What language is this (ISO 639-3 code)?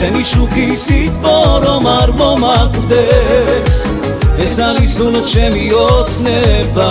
pol